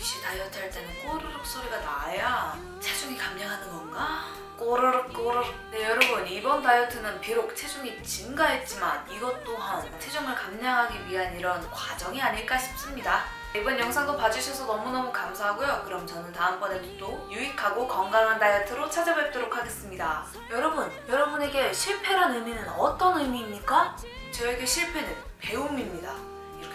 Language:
Korean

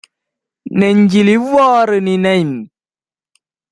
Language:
Tamil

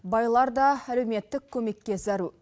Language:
Kazakh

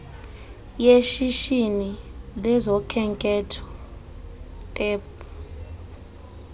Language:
Xhosa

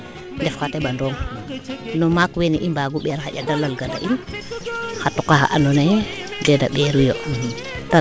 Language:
Serer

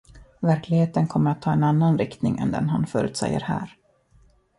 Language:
Swedish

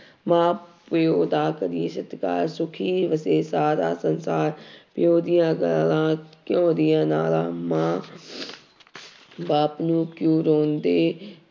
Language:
Punjabi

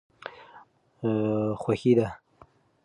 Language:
Pashto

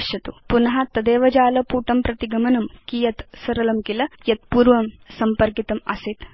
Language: Sanskrit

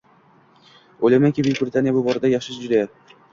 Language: Uzbek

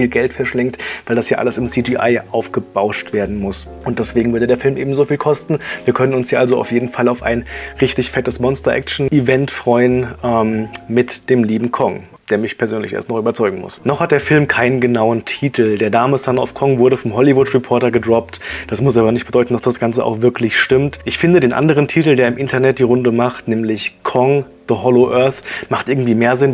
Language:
German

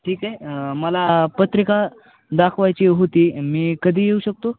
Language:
Marathi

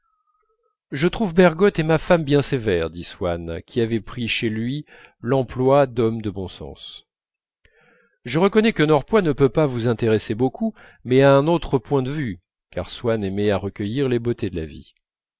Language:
French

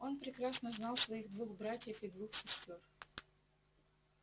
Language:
Russian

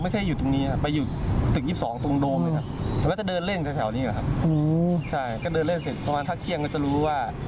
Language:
Thai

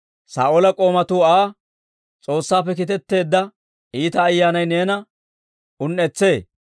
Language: Dawro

